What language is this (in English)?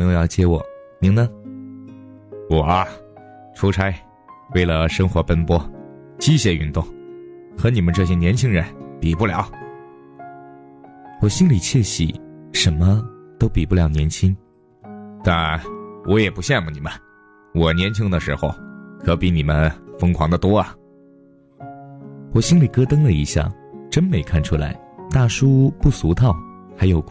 Chinese